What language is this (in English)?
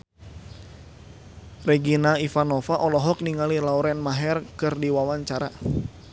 Sundanese